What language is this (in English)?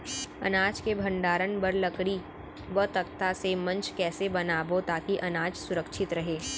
Chhattisgarhi